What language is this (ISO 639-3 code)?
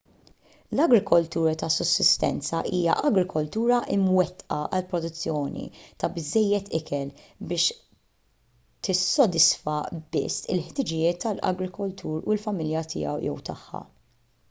mlt